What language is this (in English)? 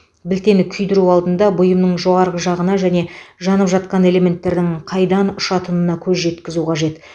Kazakh